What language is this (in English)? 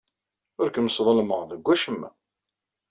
Kabyle